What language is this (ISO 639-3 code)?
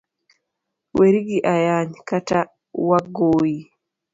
luo